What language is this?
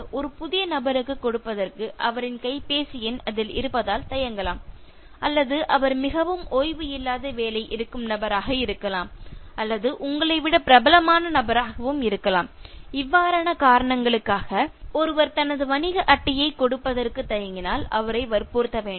Tamil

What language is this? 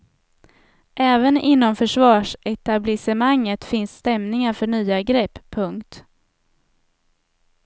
Swedish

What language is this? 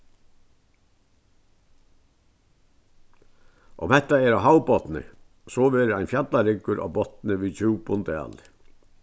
Faroese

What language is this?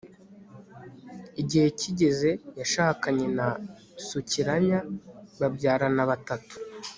Kinyarwanda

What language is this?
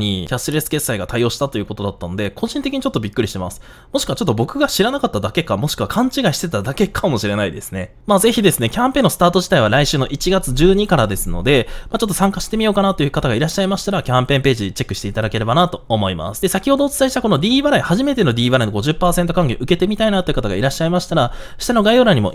Japanese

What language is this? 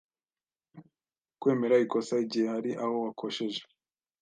Kinyarwanda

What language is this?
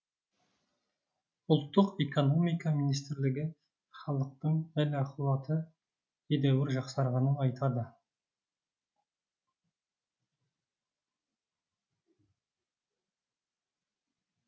Kazakh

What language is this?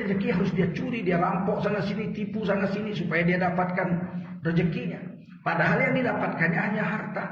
Indonesian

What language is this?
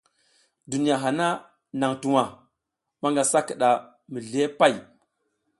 South Giziga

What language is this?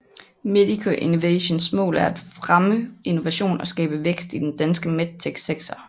Danish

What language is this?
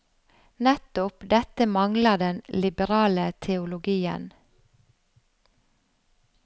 Norwegian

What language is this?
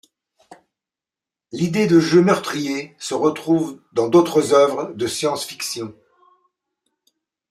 French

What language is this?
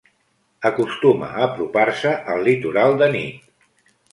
Catalan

